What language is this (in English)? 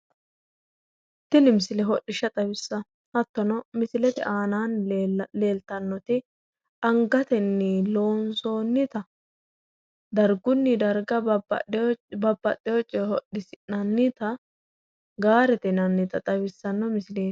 Sidamo